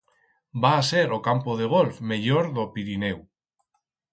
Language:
Aragonese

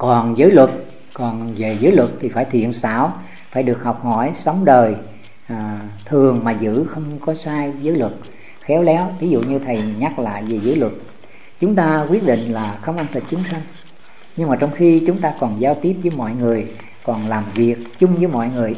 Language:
Vietnamese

